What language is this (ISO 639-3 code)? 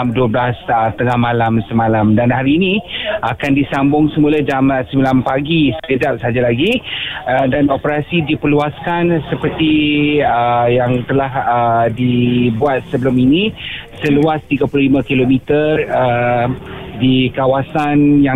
msa